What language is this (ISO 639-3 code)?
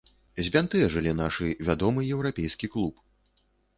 bel